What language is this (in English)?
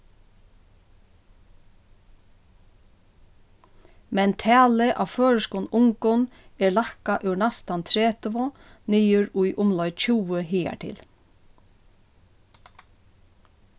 Faroese